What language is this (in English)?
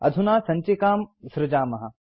Sanskrit